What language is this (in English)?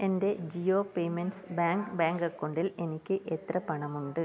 Malayalam